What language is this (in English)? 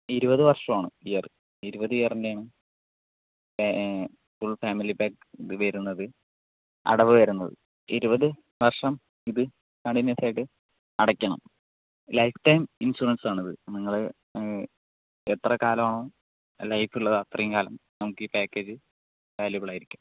Malayalam